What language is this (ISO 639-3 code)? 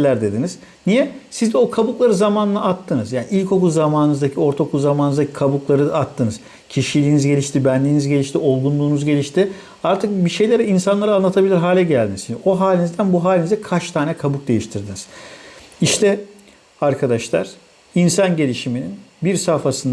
tur